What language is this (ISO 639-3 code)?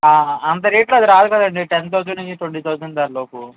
tel